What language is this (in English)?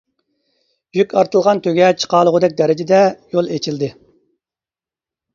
Uyghur